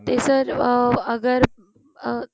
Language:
Punjabi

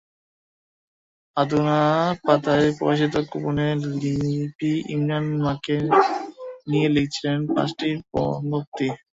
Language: Bangla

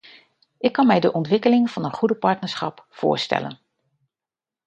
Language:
Dutch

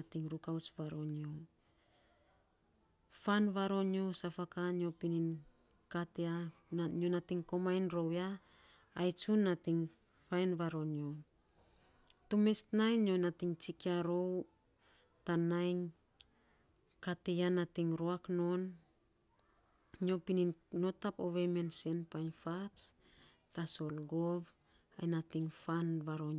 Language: Saposa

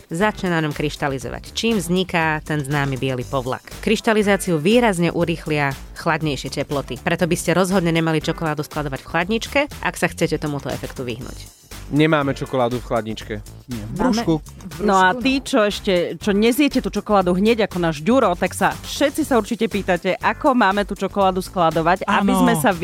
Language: Slovak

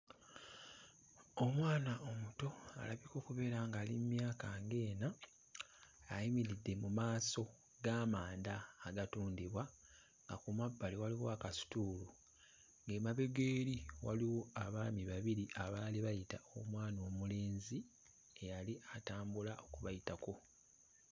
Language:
Ganda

